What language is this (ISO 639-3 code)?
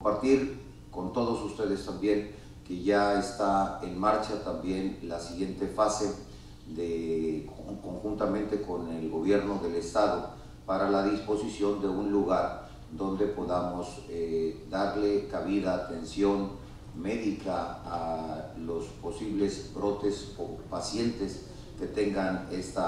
spa